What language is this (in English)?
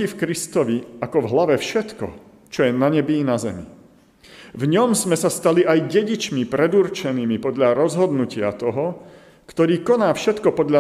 Slovak